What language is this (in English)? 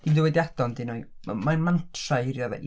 Welsh